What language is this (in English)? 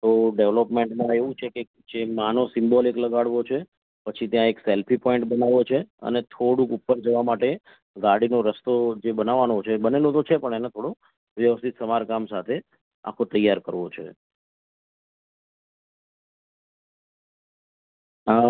Gujarati